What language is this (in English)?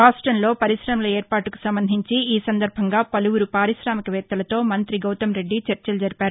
Telugu